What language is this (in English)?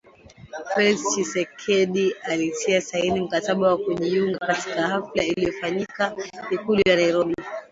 Swahili